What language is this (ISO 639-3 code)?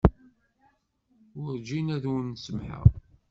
kab